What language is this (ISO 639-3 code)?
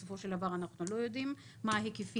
heb